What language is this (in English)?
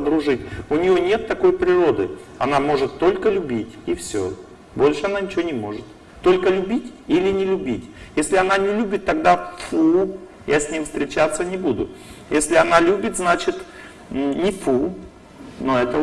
Russian